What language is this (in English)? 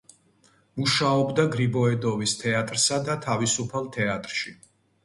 Georgian